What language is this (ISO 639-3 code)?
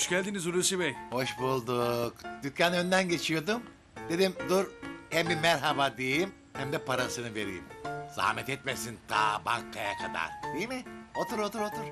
tur